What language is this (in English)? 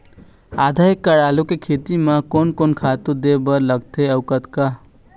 Chhattisgarhi